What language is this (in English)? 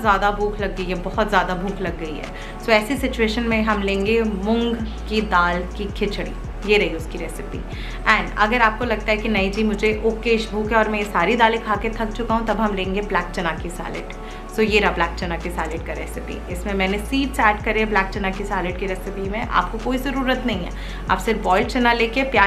Hindi